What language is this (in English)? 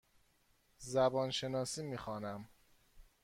Persian